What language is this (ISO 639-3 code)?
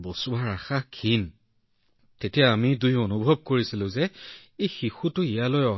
asm